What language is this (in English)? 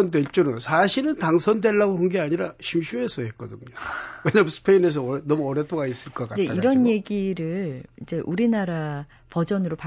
Korean